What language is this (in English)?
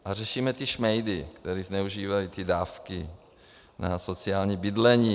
Czech